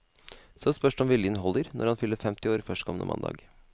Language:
Norwegian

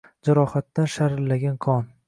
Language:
Uzbek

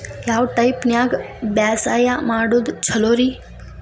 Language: Kannada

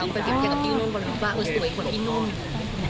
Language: Thai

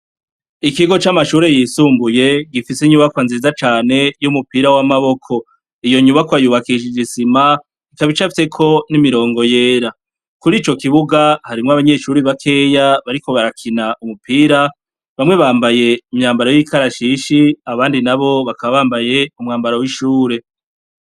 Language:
Rundi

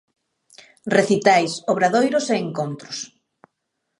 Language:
Galician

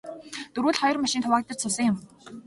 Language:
Mongolian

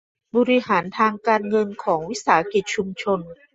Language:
Thai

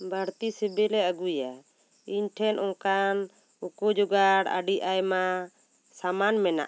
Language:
Santali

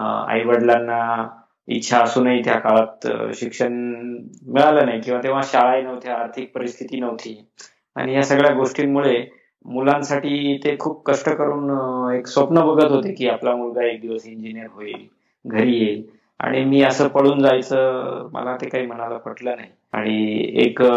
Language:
Marathi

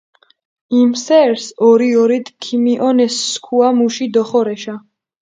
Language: Mingrelian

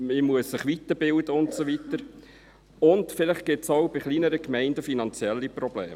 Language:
Swiss German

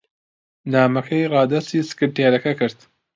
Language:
Central Kurdish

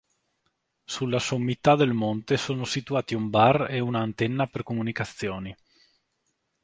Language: Italian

